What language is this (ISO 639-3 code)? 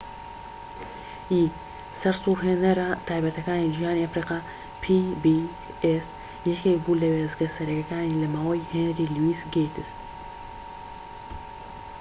ckb